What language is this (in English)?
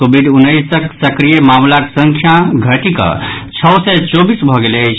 Maithili